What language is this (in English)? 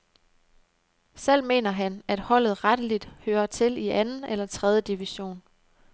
Danish